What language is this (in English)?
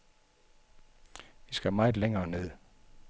Danish